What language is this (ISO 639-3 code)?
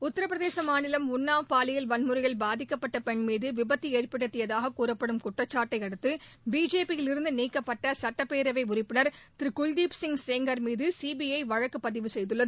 tam